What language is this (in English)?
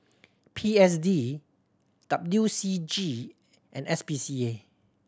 English